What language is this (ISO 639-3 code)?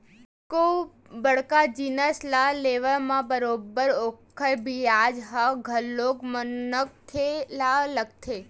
hne